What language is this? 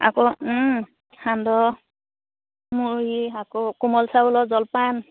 Assamese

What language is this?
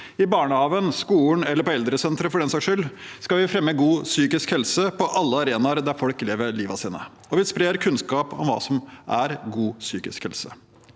Norwegian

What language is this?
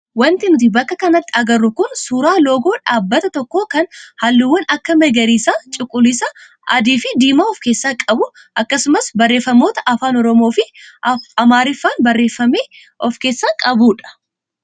Oromo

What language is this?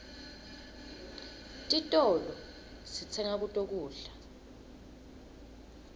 Swati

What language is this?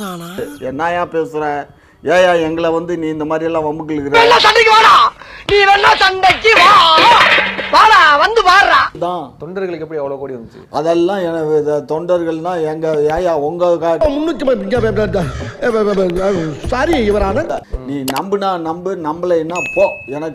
Romanian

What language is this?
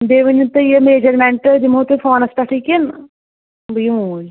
Kashmiri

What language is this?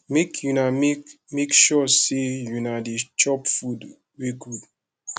Nigerian Pidgin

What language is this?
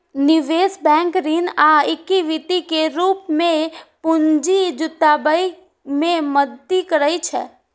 Maithili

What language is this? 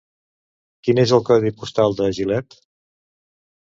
Catalan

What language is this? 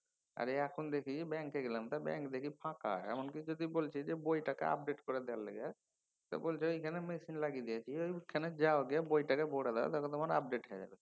Bangla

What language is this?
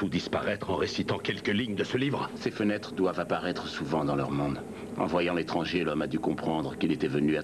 French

